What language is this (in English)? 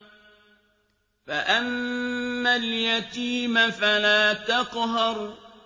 Arabic